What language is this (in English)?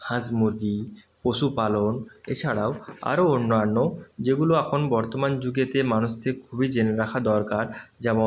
Bangla